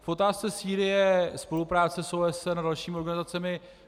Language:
Czech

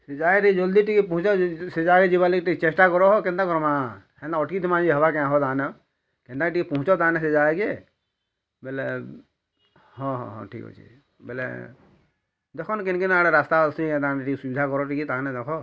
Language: Odia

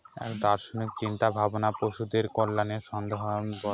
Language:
Bangla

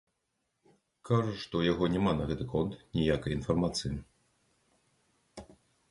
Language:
Belarusian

